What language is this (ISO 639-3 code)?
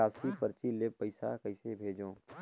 hne